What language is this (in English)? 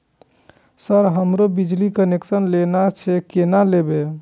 Maithili